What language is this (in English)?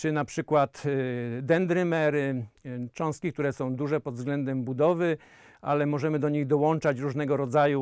Polish